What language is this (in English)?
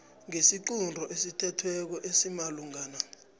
South Ndebele